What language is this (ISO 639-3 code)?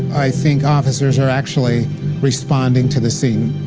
eng